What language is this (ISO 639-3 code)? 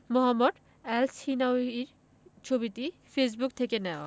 ben